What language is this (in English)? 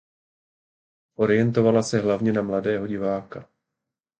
Czech